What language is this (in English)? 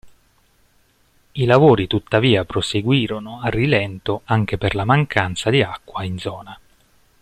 Italian